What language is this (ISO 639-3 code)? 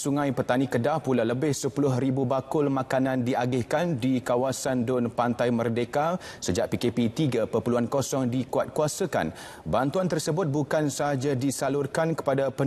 msa